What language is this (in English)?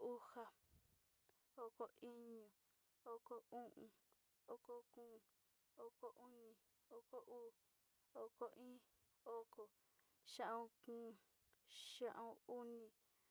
Sinicahua Mixtec